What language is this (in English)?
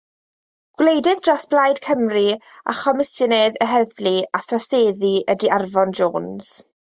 Welsh